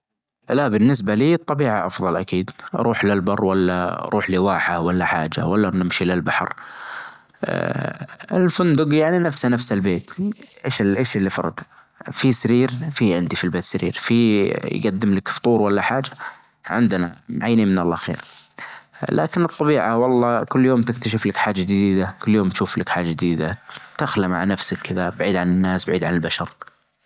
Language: Najdi Arabic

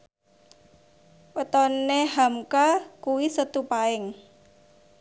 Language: Javanese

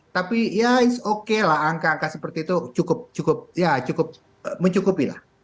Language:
Indonesian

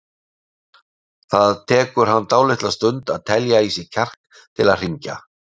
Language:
Icelandic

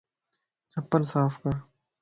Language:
Lasi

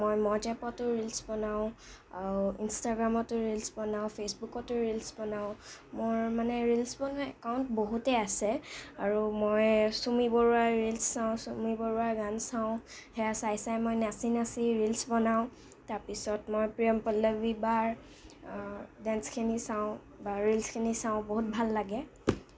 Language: Assamese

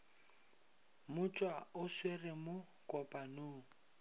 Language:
Northern Sotho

